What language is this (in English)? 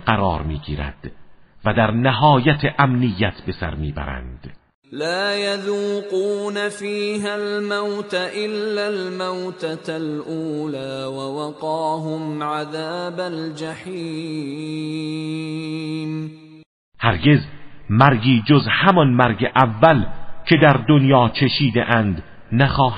Persian